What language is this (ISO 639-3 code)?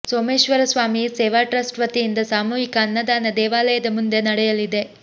kan